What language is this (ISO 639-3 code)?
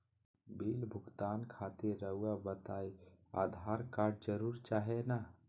mag